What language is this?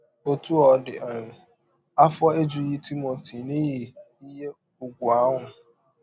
Igbo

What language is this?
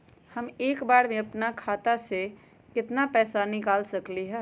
Magahi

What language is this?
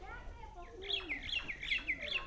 Bangla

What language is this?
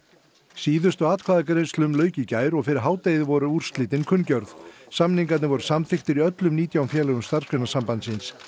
Icelandic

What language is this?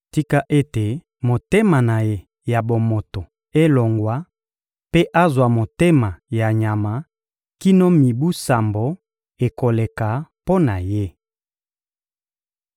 Lingala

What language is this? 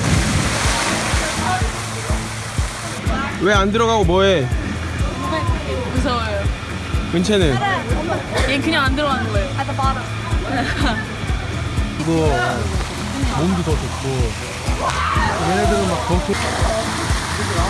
Korean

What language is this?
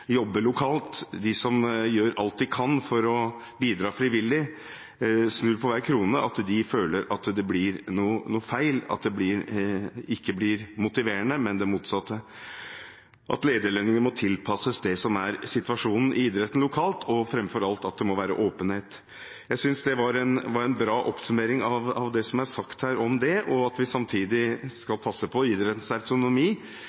Norwegian Bokmål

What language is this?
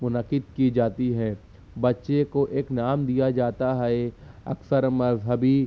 Urdu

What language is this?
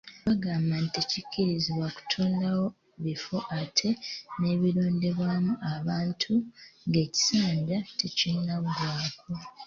Ganda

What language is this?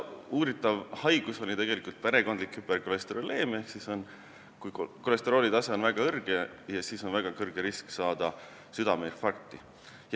Estonian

